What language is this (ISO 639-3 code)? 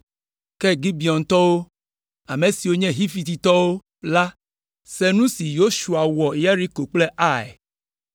ewe